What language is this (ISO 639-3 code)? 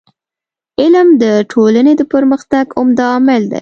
pus